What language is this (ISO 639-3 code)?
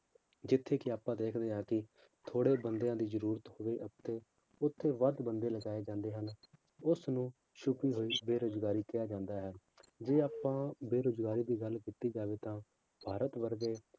pan